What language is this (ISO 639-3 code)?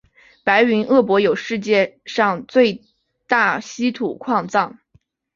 zho